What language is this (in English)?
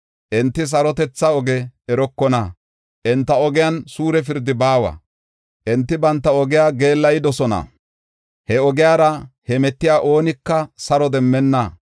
Gofa